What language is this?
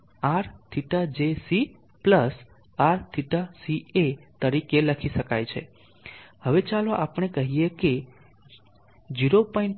Gujarati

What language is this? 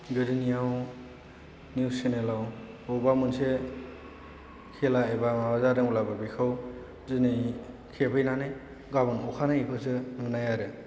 Bodo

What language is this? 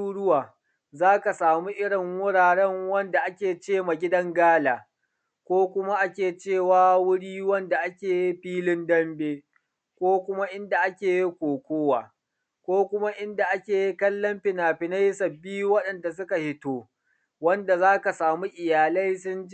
Hausa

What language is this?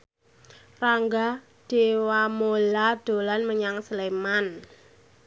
Javanese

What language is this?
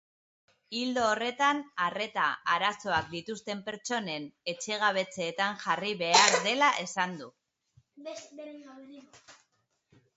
Basque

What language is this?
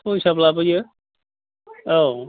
Bodo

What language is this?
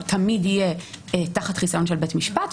Hebrew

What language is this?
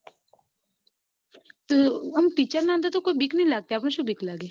Gujarati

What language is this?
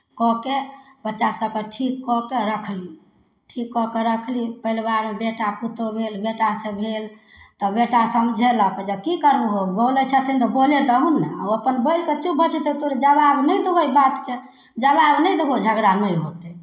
Maithili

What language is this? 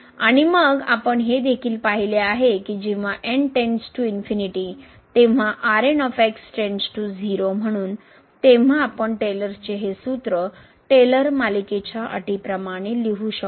Marathi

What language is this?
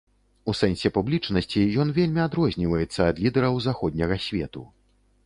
Belarusian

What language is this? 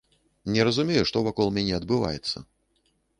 Belarusian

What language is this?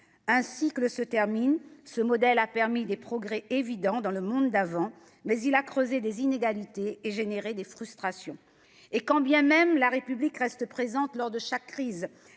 French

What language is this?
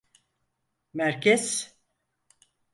Turkish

